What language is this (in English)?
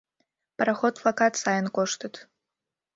Mari